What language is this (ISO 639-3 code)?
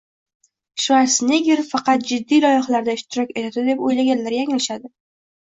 uzb